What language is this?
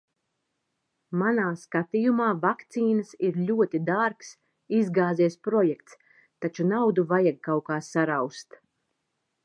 Latvian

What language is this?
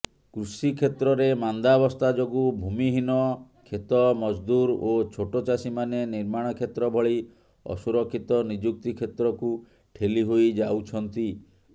Odia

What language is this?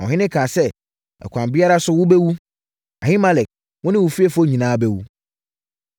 Akan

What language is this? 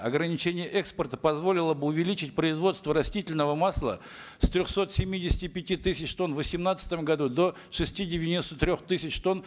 Kazakh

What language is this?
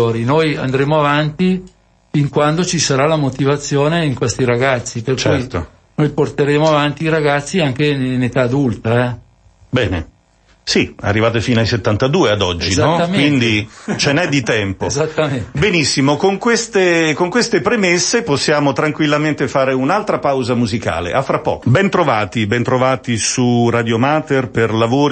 Italian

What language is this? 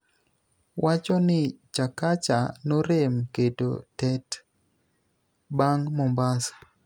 Luo (Kenya and Tanzania)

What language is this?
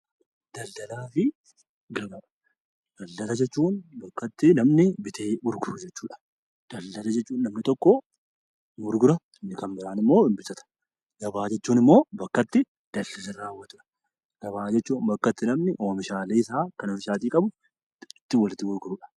Oromo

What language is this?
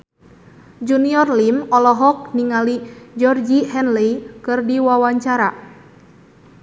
Sundanese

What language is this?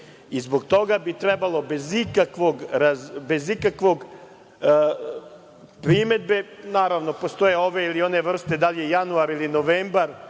Serbian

